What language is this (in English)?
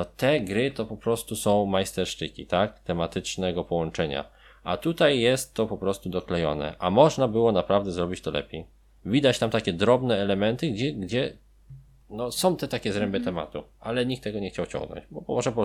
Polish